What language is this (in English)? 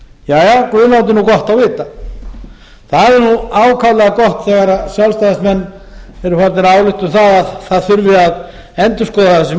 Icelandic